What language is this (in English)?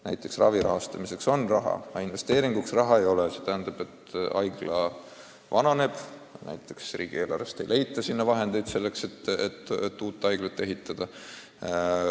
Estonian